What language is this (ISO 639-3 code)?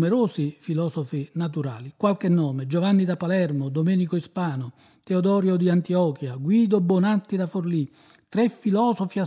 ita